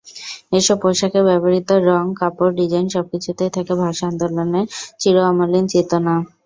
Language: Bangla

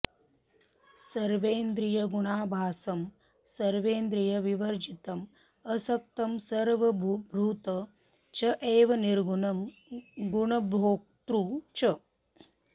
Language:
Sanskrit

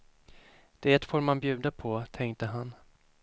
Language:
Swedish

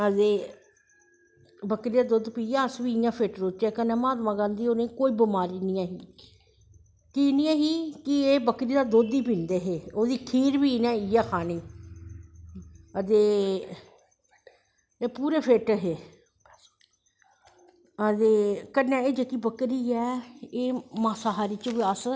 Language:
Dogri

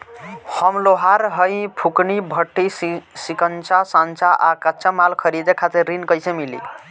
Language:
Bhojpuri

